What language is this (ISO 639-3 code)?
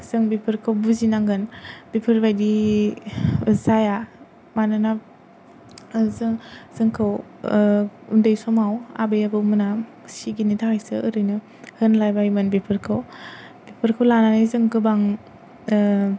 brx